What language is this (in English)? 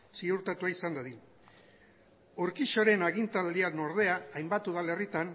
Basque